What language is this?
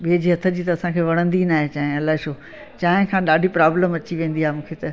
Sindhi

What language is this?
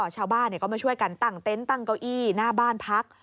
Thai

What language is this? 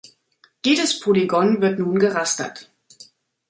German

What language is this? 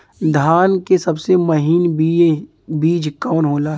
Bhojpuri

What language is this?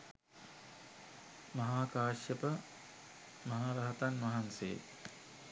Sinhala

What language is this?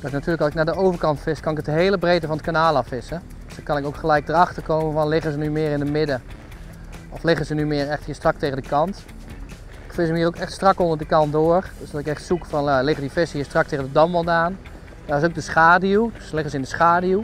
Dutch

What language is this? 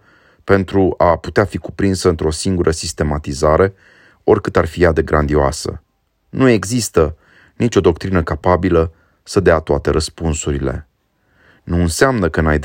Romanian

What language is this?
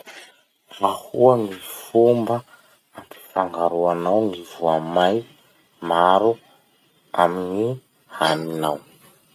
Masikoro Malagasy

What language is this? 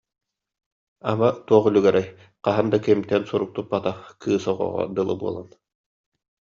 Yakut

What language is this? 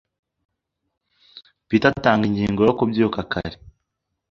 Kinyarwanda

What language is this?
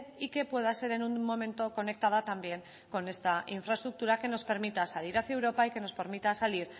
Spanish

